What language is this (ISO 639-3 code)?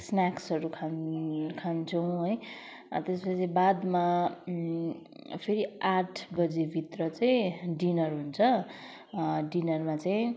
nep